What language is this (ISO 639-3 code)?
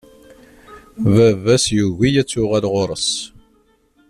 kab